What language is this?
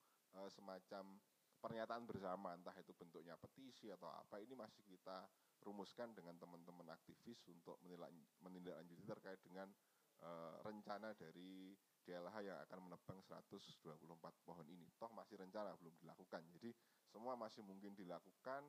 Indonesian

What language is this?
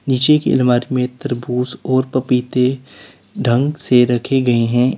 Hindi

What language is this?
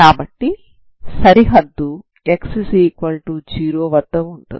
Telugu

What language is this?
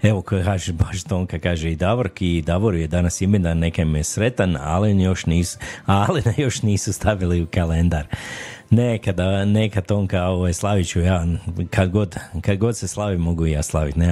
Croatian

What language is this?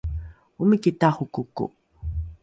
Rukai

